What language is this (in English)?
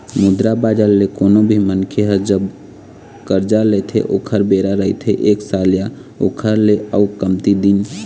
Chhattisgarhi